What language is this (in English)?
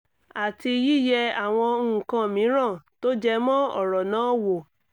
Yoruba